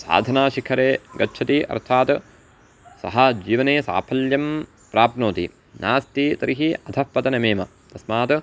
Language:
Sanskrit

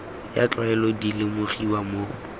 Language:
Tswana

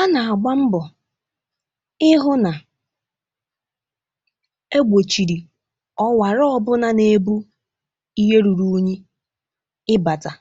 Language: Igbo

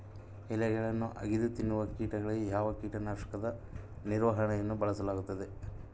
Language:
Kannada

